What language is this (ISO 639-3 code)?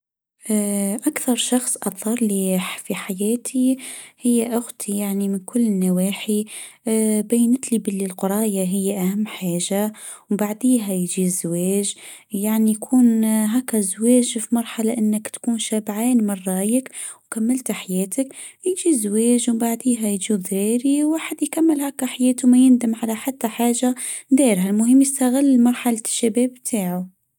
aeb